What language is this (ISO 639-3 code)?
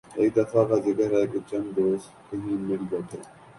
urd